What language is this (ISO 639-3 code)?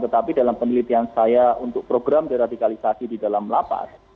ind